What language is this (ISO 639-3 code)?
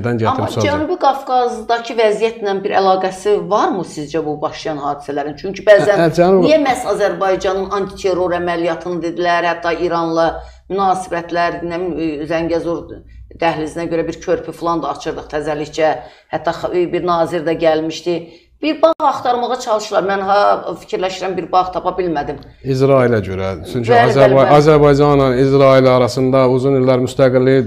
tur